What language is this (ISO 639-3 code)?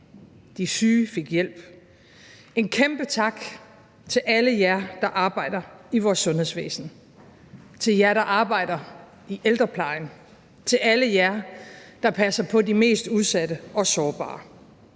dan